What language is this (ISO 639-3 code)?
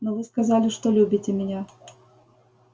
rus